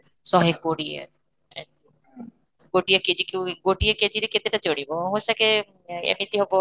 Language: Odia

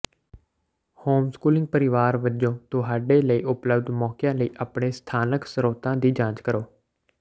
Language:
Punjabi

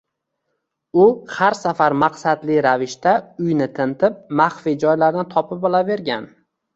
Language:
Uzbek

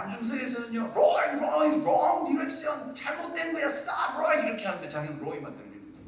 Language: Korean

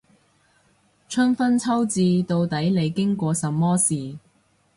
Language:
Cantonese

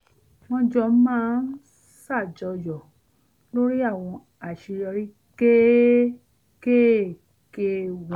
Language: Yoruba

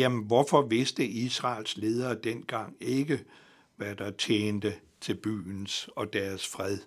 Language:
Danish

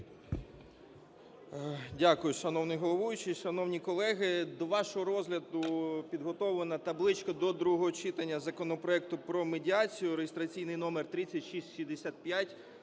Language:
Ukrainian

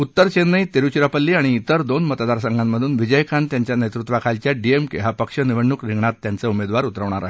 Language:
Marathi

